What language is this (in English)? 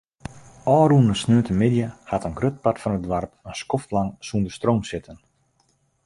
Western Frisian